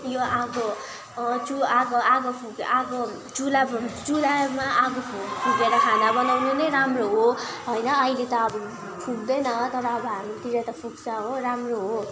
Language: Nepali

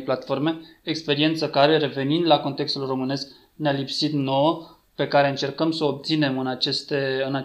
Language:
Romanian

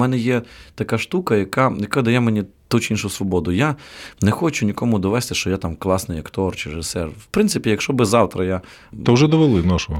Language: Ukrainian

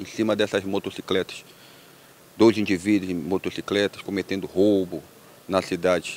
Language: Portuguese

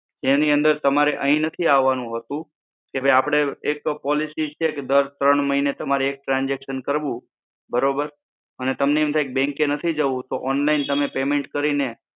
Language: Gujarati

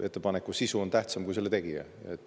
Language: Estonian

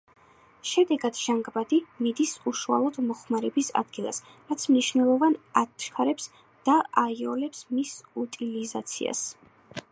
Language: Georgian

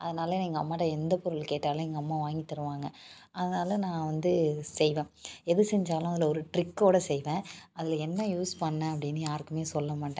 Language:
Tamil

